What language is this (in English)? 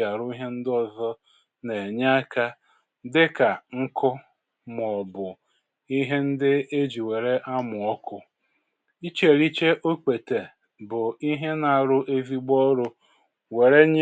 Igbo